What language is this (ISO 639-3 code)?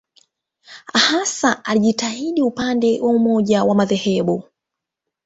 swa